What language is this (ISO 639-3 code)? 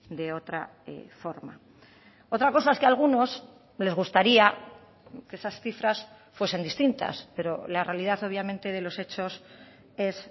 spa